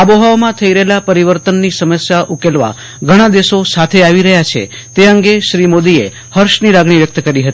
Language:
Gujarati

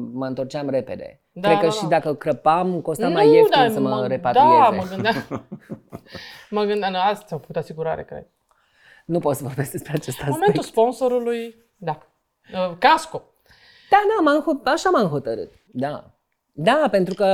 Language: Romanian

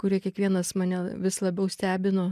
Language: Lithuanian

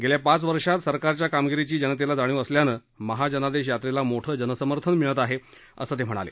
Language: Marathi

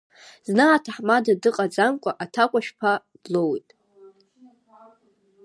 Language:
Abkhazian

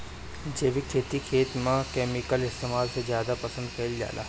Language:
Bhojpuri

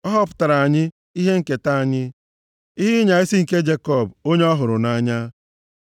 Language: Igbo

